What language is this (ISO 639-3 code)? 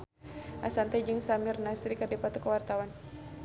sun